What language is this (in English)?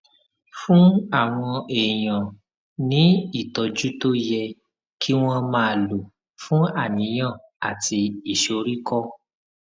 Yoruba